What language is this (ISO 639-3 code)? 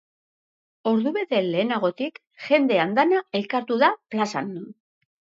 eus